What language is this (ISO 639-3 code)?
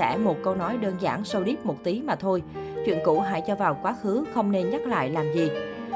vie